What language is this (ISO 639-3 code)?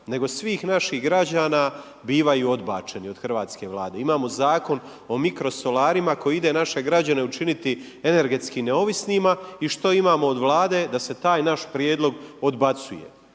hrv